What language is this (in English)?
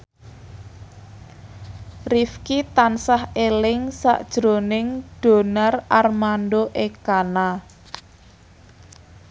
Javanese